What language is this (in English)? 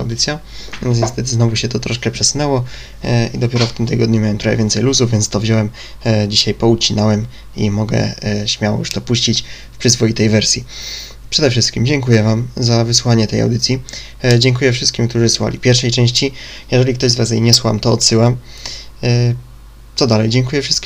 Polish